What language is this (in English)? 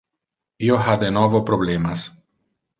Interlingua